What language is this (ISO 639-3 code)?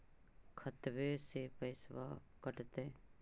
mag